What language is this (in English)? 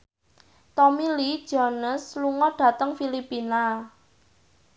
Javanese